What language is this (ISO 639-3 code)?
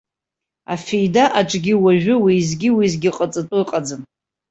abk